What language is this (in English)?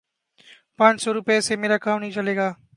Urdu